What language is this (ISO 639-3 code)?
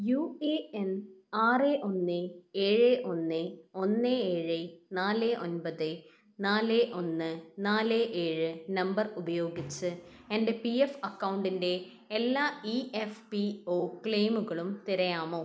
mal